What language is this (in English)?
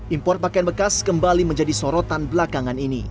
Indonesian